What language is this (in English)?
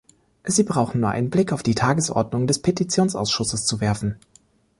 German